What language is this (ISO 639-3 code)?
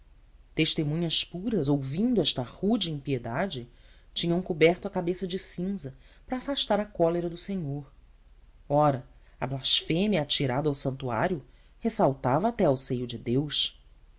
por